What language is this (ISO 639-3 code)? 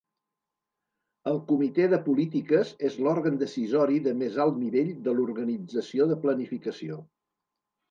cat